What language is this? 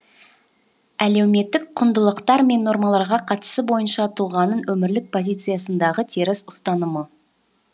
Kazakh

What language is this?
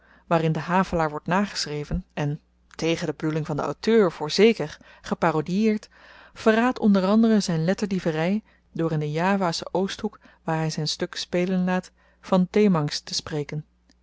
Dutch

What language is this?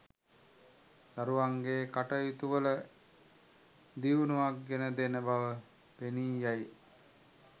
Sinhala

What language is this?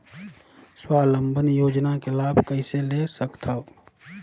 Chhattisgarhi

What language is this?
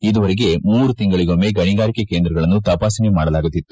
Kannada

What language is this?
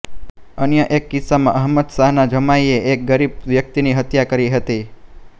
Gujarati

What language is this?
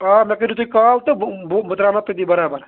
Kashmiri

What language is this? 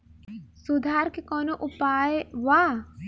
Bhojpuri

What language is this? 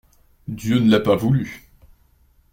French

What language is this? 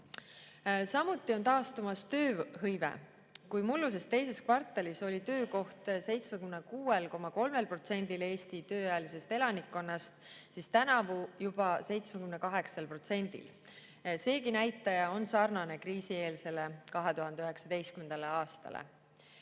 Estonian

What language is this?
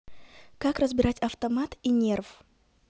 Russian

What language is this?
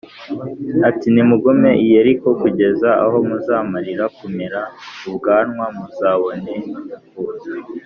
Kinyarwanda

